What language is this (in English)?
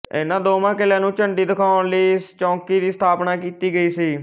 Punjabi